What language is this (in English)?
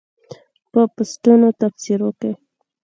Pashto